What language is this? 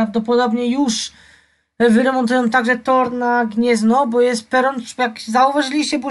Polish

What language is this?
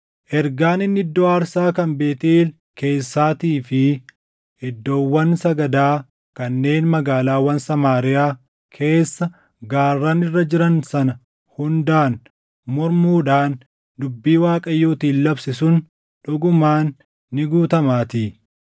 Oromo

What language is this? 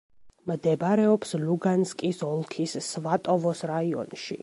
Georgian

